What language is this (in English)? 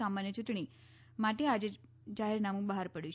Gujarati